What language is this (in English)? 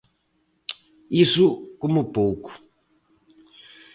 Galician